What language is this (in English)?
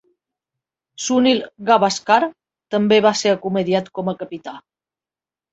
Catalan